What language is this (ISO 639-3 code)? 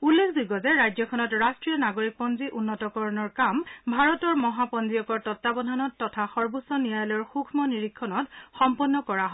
asm